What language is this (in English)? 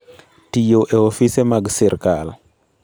Luo (Kenya and Tanzania)